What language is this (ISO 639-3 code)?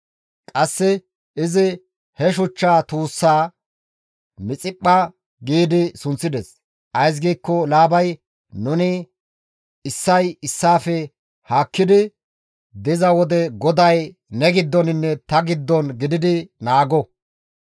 gmv